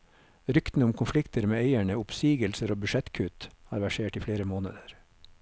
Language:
Norwegian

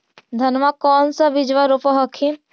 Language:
Magahi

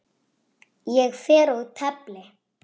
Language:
Icelandic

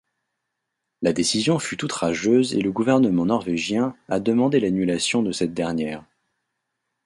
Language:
French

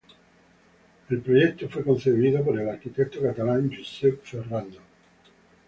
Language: Spanish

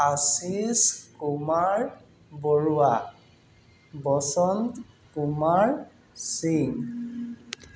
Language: Assamese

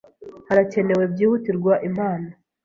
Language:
Kinyarwanda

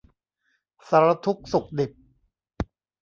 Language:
Thai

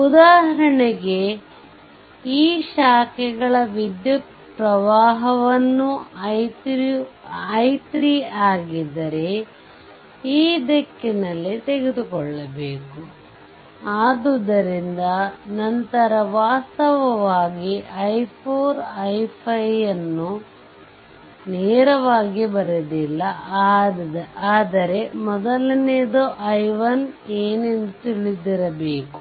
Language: Kannada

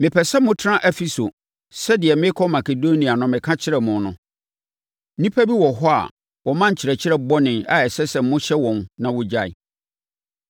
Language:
Akan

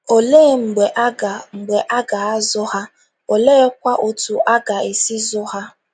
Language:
Igbo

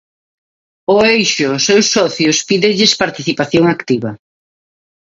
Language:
Galician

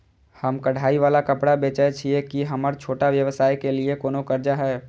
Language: Maithili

